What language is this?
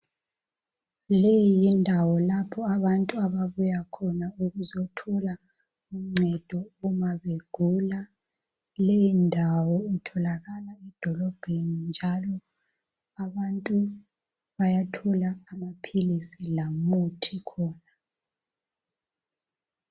North Ndebele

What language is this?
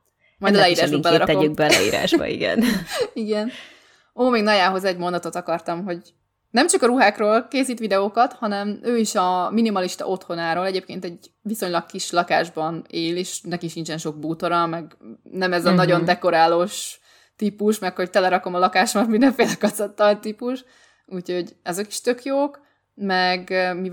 Hungarian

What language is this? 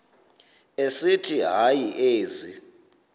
Xhosa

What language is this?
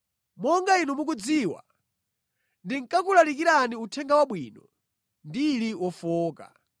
Nyanja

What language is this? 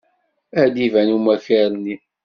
Kabyle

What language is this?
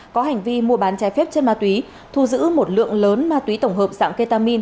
Vietnamese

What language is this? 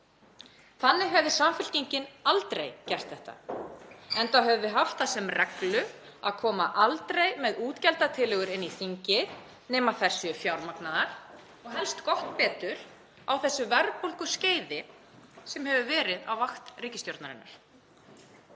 Icelandic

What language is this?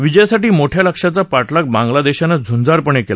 Marathi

